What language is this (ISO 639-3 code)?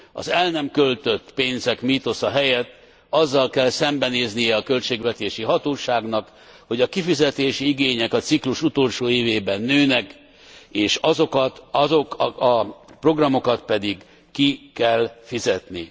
hun